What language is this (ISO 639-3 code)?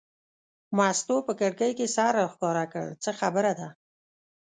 pus